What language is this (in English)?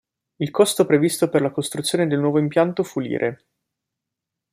Italian